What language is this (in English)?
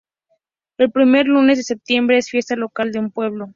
Spanish